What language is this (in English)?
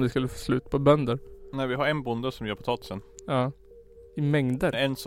Swedish